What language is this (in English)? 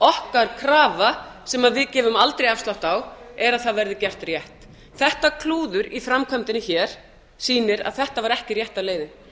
Icelandic